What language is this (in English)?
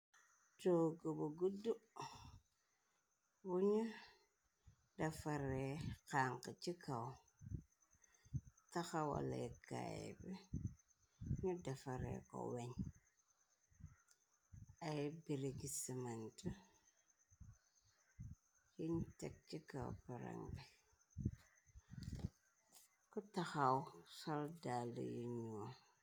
Wolof